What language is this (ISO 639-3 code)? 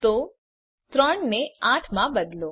guj